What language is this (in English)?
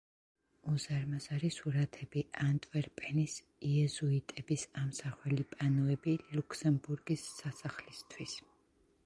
Georgian